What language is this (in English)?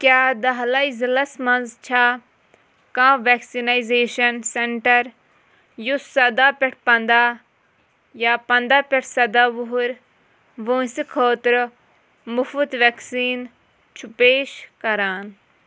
Kashmiri